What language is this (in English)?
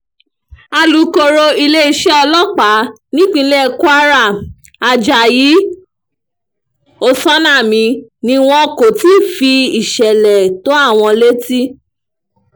Yoruba